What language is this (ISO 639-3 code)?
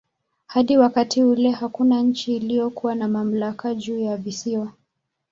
swa